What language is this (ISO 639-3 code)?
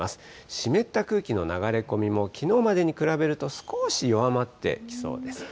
jpn